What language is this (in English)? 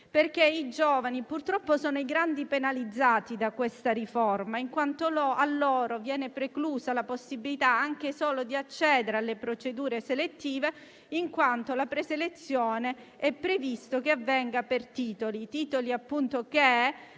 Italian